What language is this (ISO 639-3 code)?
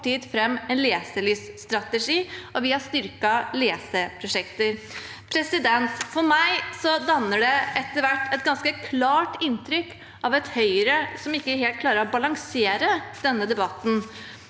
nor